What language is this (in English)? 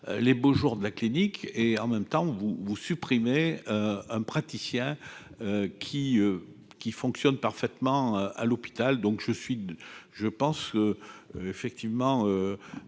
French